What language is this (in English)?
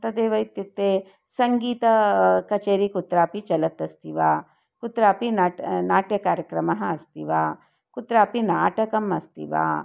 Sanskrit